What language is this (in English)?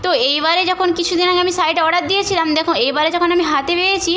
Bangla